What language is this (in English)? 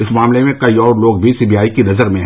Hindi